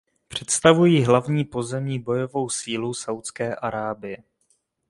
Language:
Czech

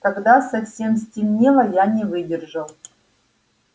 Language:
Russian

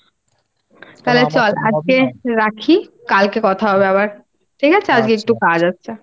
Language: Bangla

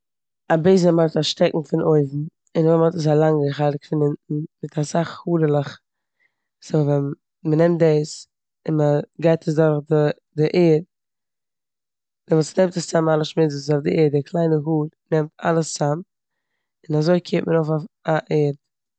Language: Yiddish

